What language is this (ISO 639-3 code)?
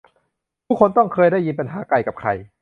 tha